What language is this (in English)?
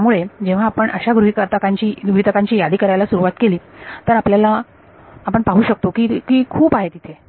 Marathi